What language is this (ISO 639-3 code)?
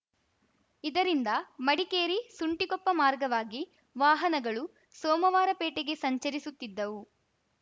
kan